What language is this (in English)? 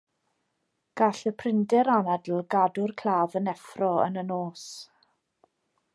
Welsh